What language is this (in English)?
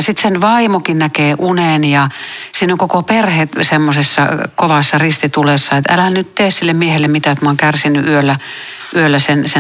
Finnish